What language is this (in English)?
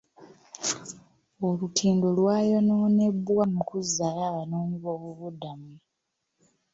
Ganda